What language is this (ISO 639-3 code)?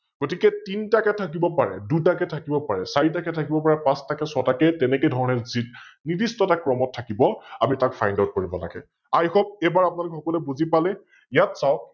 asm